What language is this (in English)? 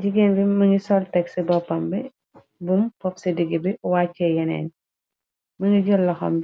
Wolof